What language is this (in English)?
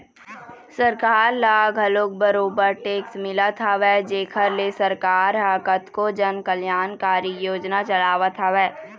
Chhattisgarhi